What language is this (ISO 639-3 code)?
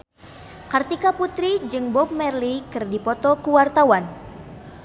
sun